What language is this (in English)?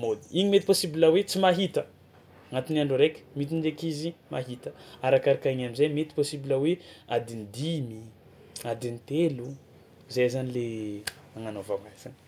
Tsimihety Malagasy